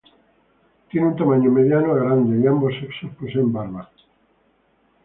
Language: Spanish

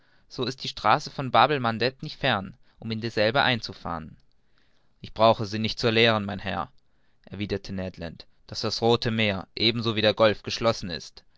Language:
German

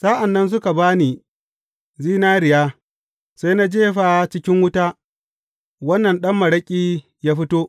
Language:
Hausa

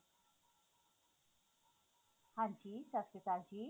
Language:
Punjabi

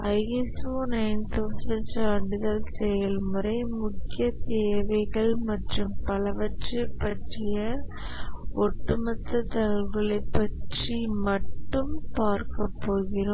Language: Tamil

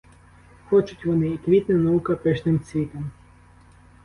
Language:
Ukrainian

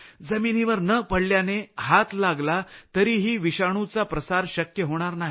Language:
Marathi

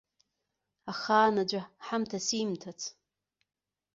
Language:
Abkhazian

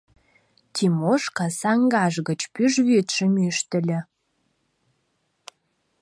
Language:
Mari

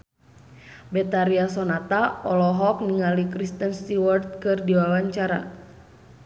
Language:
Sundanese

